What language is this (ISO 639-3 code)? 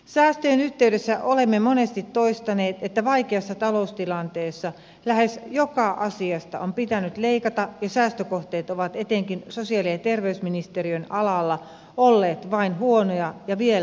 fin